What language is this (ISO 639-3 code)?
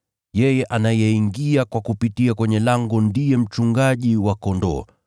swa